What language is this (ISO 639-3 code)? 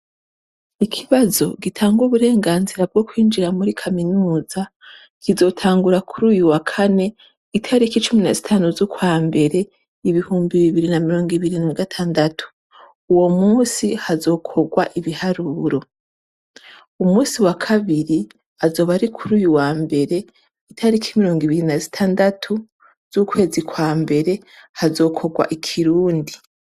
run